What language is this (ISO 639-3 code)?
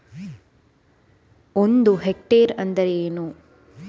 kan